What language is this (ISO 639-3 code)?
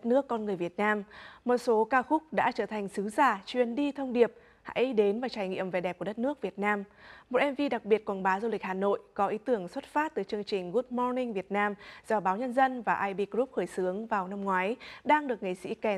vie